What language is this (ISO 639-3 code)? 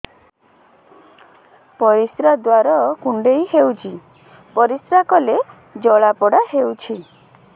ori